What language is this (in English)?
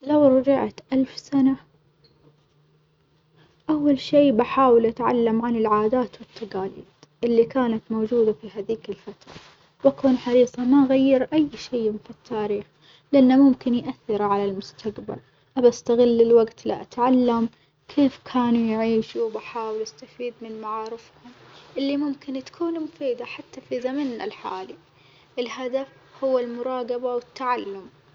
Omani Arabic